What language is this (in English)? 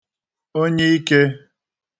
Igbo